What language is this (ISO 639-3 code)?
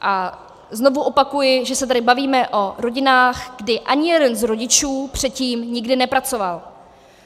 ces